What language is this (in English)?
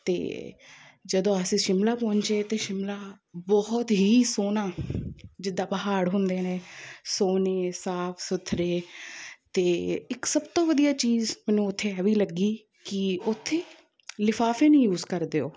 Punjabi